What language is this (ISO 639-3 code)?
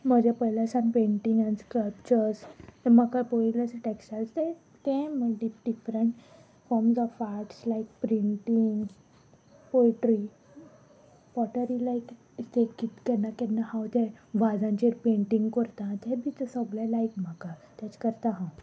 kok